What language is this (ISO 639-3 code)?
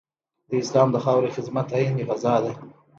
pus